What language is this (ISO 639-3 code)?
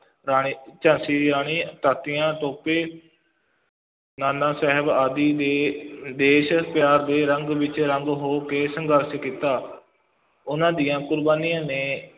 pan